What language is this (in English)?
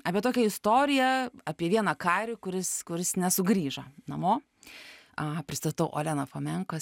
Lithuanian